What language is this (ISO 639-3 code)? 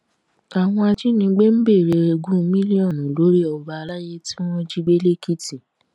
yor